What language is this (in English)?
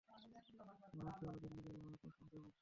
Bangla